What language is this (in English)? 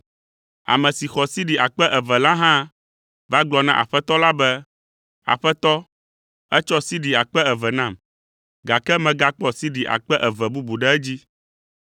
Ewe